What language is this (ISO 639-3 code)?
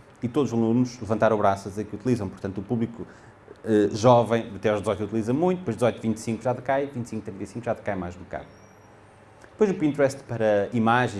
por